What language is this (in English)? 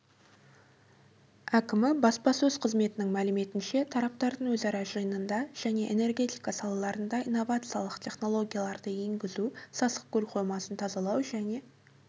Kazakh